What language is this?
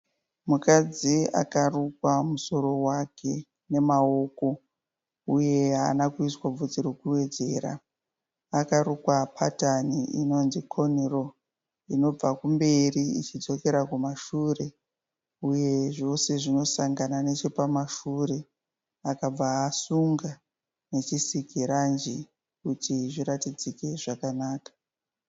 Shona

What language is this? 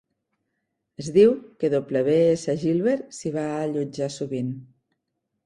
Catalan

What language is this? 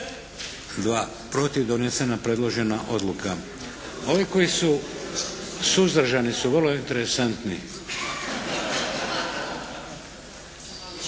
Croatian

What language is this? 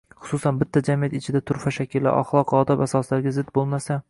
Uzbek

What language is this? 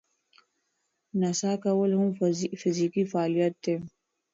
Pashto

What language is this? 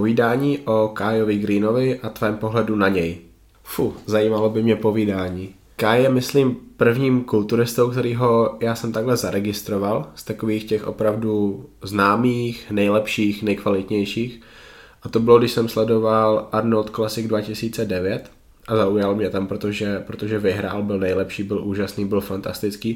Czech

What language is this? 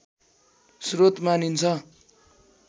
Nepali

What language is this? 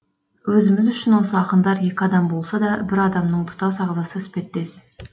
Kazakh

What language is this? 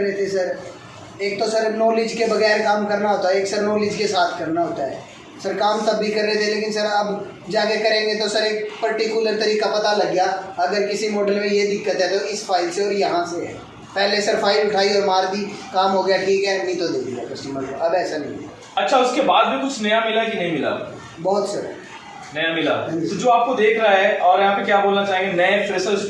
Hindi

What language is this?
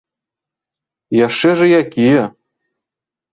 Belarusian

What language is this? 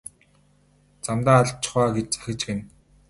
Mongolian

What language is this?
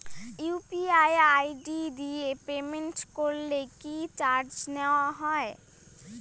Bangla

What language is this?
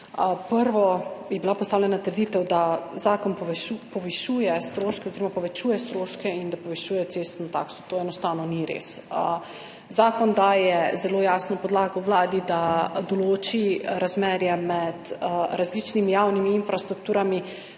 Slovenian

